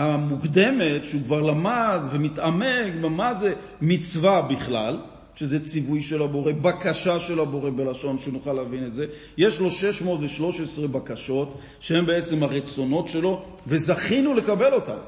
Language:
Hebrew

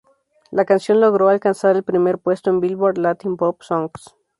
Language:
Spanish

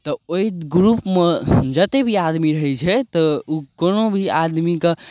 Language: Maithili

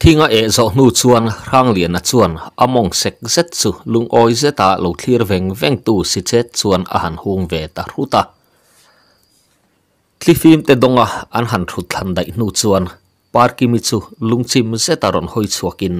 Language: Thai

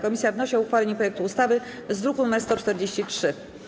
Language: Polish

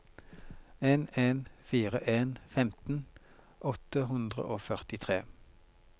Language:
Norwegian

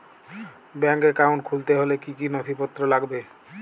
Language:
Bangla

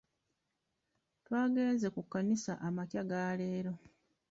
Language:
Ganda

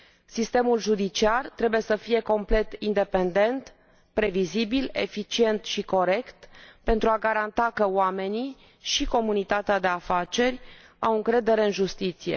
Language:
Romanian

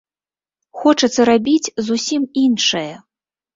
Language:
Belarusian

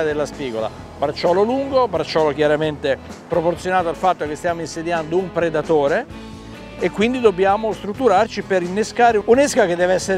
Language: Italian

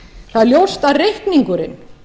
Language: Icelandic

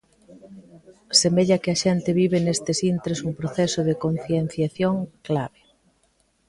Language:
Galician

